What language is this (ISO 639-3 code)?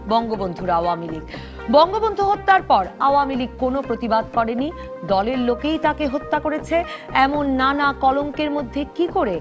ben